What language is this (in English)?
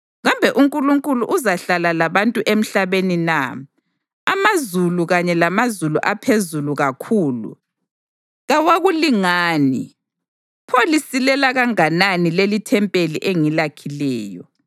North Ndebele